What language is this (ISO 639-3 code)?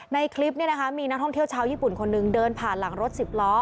tha